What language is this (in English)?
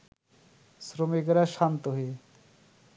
Bangla